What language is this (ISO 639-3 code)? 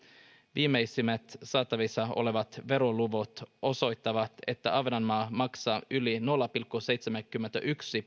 fin